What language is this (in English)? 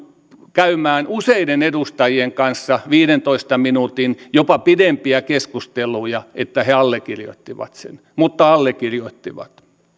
Finnish